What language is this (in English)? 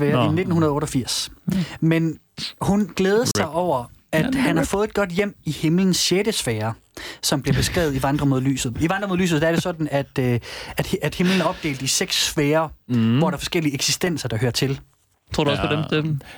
Danish